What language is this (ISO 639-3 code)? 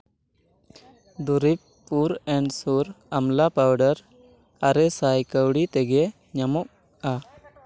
sat